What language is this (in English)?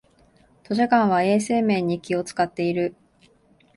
Japanese